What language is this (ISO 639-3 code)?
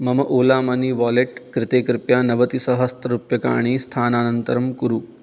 san